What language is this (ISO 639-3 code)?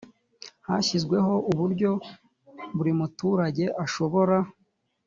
kin